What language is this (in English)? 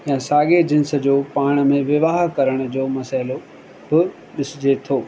Sindhi